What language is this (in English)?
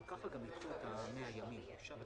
Hebrew